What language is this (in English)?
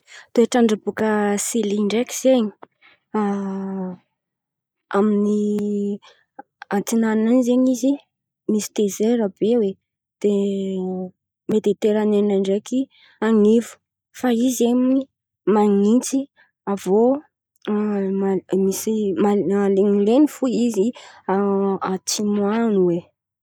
Antankarana Malagasy